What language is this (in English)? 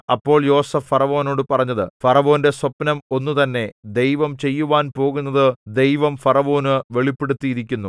Malayalam